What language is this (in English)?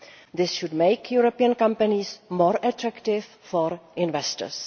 English